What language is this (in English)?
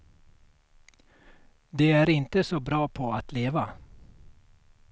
Swedish